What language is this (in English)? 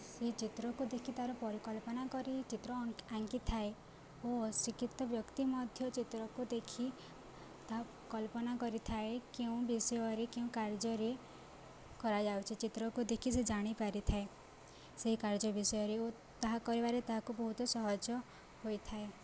Odia